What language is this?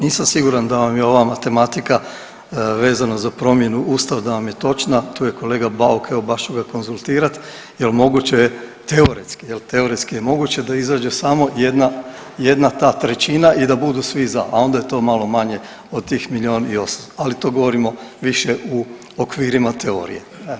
Croatian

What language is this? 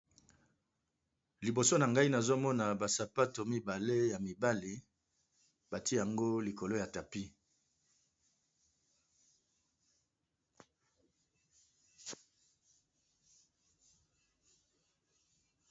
Lingala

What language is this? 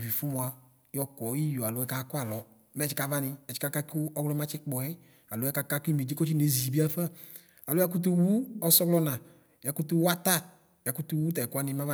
Ikposo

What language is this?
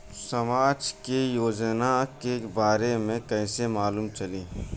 Bhojpuri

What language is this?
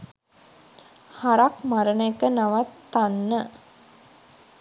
Sinhala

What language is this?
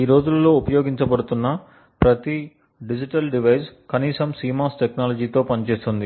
Telugu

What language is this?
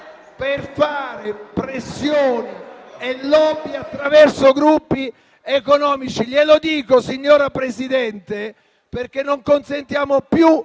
Italian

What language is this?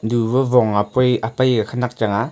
Wancho Naga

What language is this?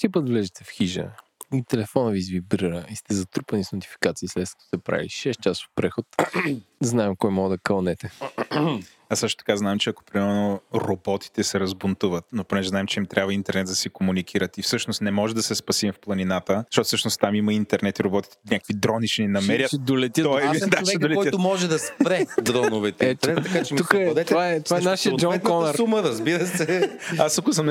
Bulgarian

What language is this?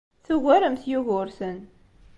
Kabyle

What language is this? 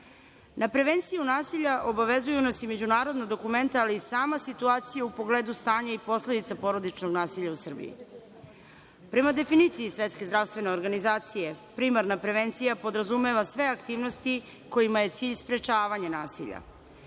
Serbian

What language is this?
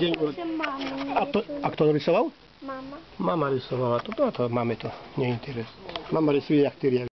Polish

